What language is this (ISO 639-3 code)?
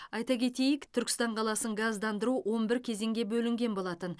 kaz